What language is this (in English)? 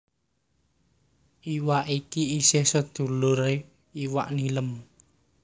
Javanese